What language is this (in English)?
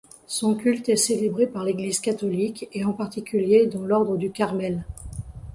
French